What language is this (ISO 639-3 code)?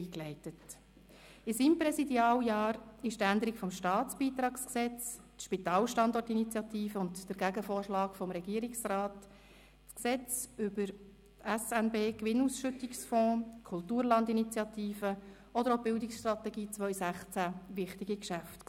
gsw